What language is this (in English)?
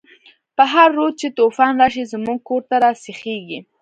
Pashto